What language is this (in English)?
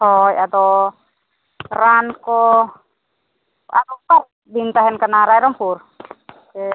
Santali